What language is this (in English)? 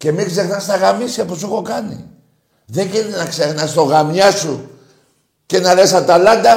Greek